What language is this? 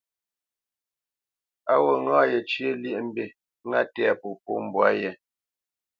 Bamenyam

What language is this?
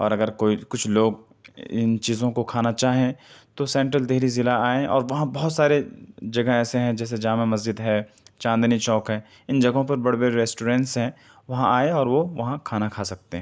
Urdu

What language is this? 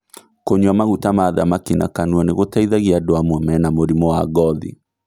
Kikuyu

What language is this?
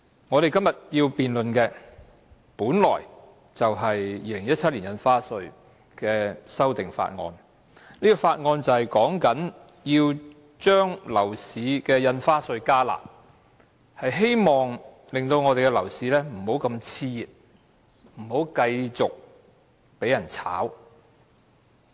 Cantonese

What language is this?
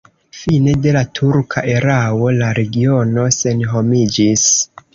Esperanto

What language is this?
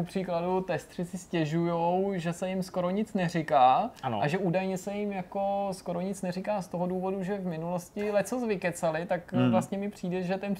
Czech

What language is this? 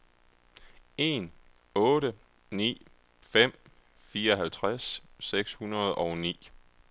Danish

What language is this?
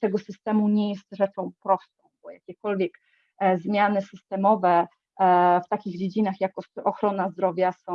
Polish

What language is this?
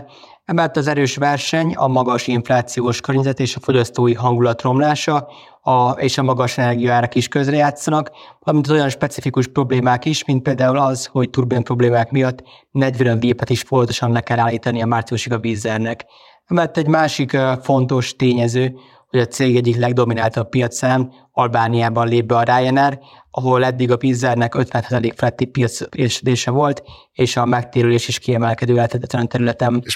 Hungarian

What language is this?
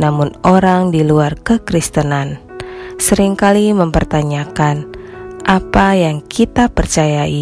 Indonesian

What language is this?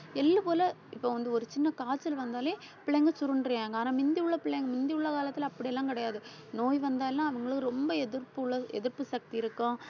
Tamil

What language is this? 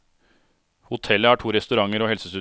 Norwegian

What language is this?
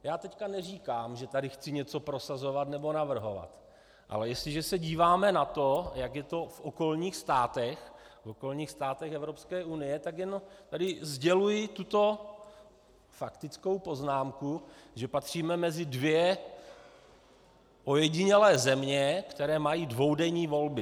Czech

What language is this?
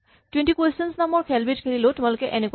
Assamese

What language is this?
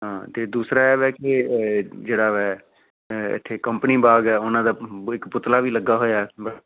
Punjabi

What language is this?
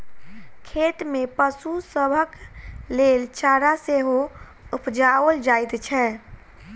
Maithili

